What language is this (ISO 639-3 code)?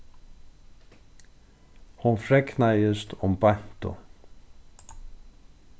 fao